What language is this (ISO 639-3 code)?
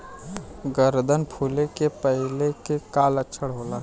bho